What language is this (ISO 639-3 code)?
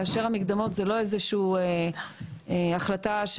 heb